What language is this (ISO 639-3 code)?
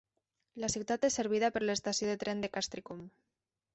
cat